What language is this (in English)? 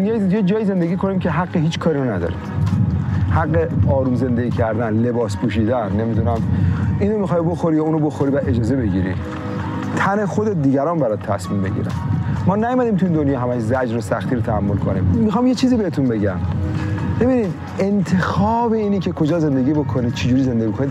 Persian